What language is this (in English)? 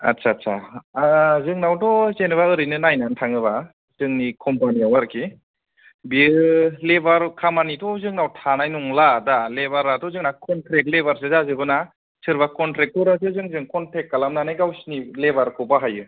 Bodo